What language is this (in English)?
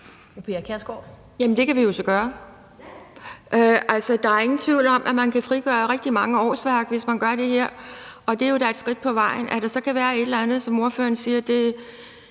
Danish